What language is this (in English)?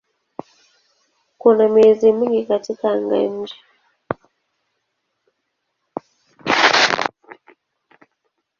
Swahili